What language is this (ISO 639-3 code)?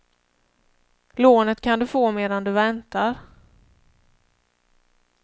swe